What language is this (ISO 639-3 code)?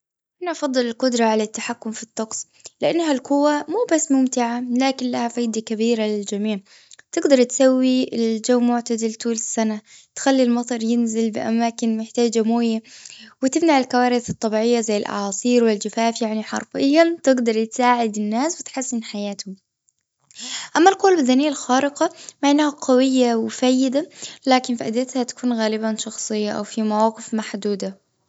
afb